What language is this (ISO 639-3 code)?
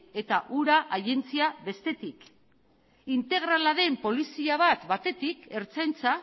eus